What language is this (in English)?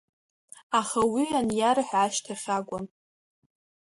Abkhazian